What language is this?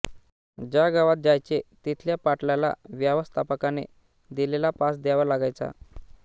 Marathi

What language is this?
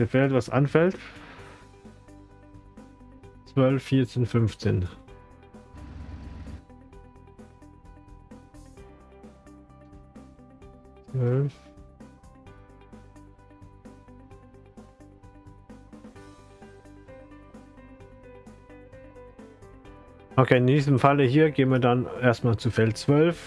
German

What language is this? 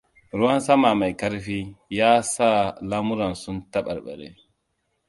Hausa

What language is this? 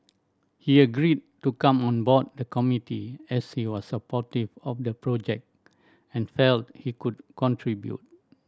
English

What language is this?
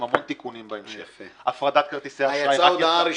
Hebrew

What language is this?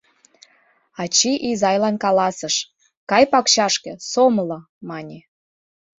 Mari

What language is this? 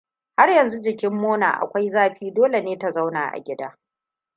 Hausa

